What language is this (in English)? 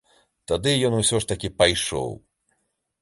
Belarusian